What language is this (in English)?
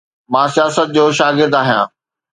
Sindhi